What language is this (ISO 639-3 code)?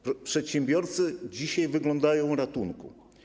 pol